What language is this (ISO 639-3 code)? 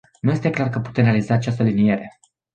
ron